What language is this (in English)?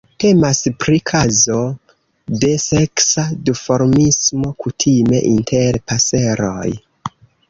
Esperanto